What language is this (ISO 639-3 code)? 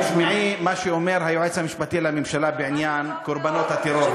heb